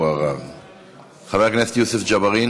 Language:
Hebrew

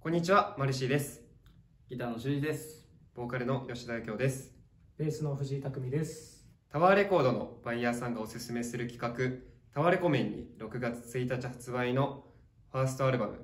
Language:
Japanese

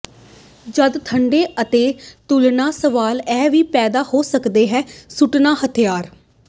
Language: Punjabi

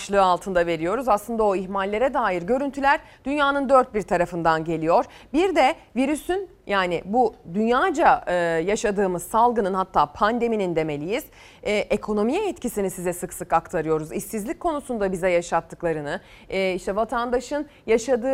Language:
Turkish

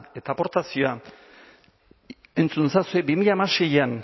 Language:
Basque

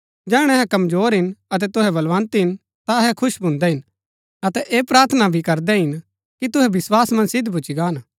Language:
Gaddi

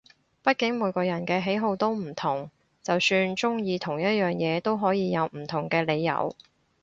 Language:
Cantonese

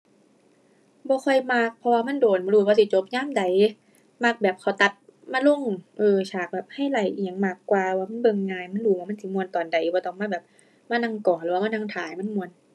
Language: Thai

